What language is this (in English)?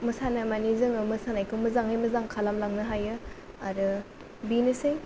Bodo